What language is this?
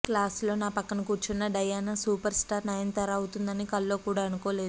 Telugu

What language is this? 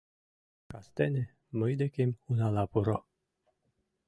Mari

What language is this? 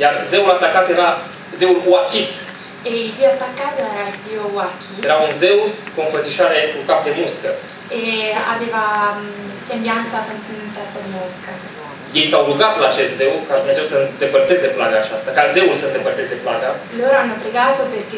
Romanian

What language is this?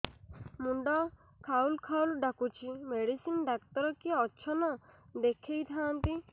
Odia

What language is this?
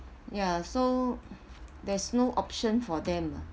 English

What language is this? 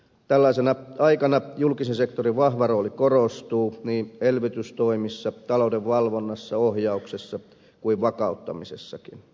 Finnish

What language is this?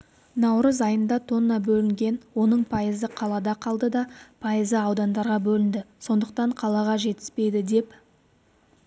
Kazakh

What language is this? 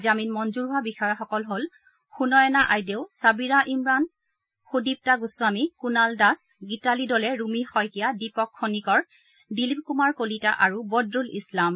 Assamese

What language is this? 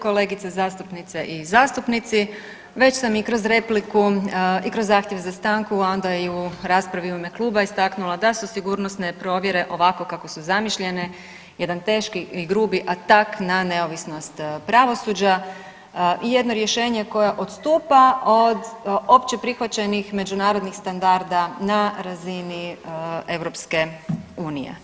Croatian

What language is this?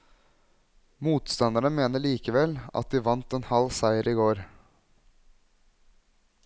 Norwegian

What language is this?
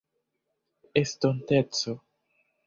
Esperanto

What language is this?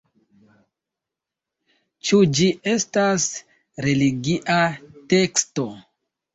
Esperanto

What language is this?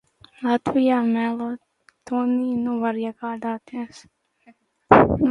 Latvian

